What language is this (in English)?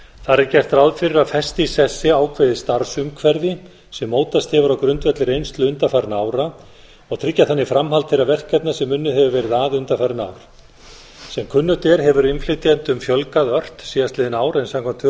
Icelandic